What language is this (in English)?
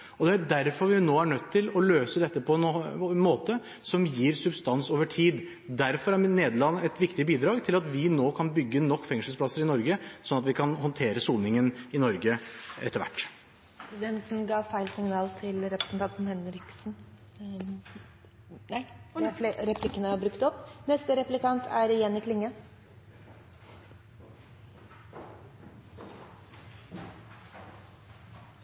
Norwegian